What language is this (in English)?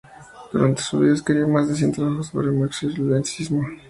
Spanish